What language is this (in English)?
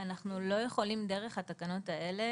Hebrew